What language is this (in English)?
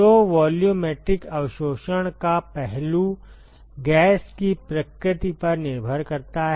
Hindi